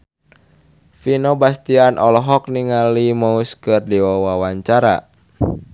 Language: Sundanese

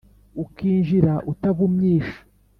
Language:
Kinyarwanda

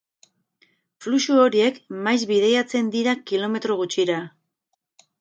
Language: Basque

